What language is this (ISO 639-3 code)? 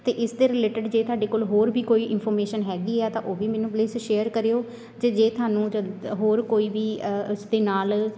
pan